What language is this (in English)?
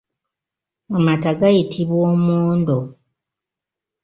Ganda